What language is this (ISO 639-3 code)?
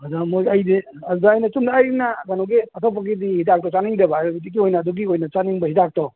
mni